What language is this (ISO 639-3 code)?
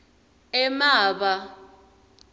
ssw